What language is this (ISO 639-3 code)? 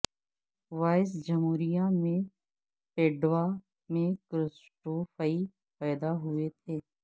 urd